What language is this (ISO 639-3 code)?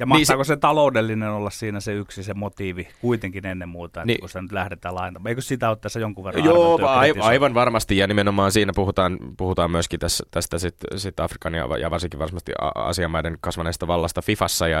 fin